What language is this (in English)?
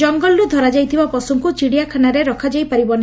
Odia